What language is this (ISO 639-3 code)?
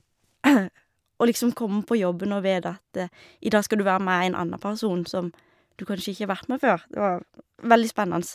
nor